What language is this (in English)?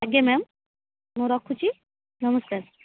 Odia